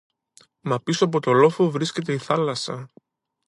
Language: Greek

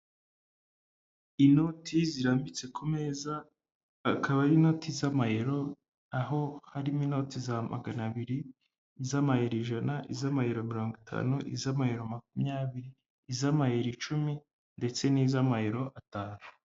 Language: Kinyarwanda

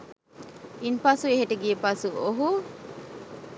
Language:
Sinhala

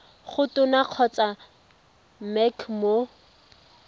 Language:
Tswana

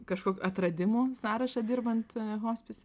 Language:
Lithuanian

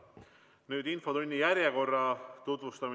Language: Estonian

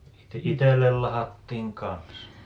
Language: Finnish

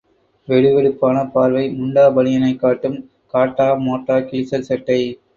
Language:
Tamil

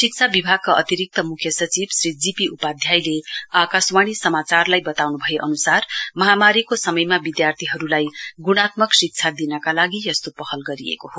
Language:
Nepali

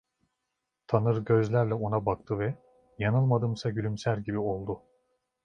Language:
Turkish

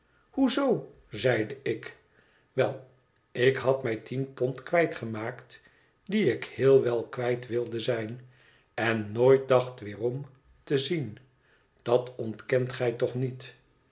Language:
Dutch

